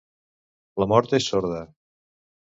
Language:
Catalan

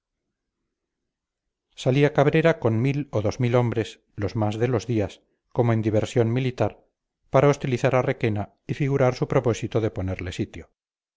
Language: Spanish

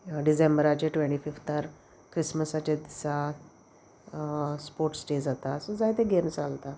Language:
Konkani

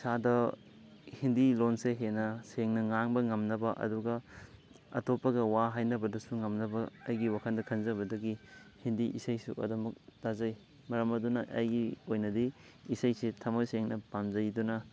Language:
Manipuri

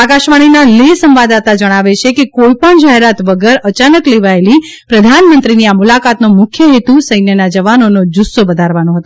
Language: Gujarati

